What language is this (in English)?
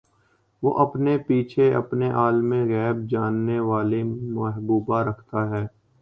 Urdu